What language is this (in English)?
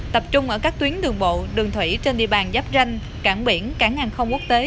Vietnamese